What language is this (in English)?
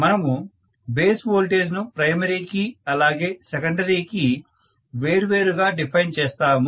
Telugu